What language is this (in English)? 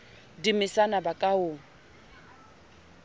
Southern Sotho